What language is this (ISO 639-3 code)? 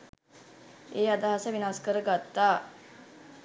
sin